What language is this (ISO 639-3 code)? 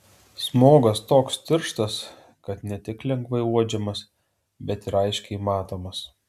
lit